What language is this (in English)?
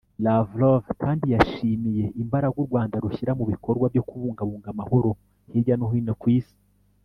Kinyarwanda